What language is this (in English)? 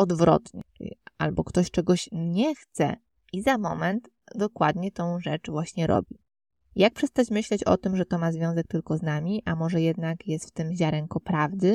Polish